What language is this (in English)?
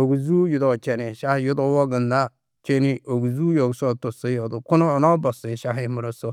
Tedaga